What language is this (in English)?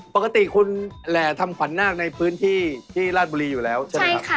Thai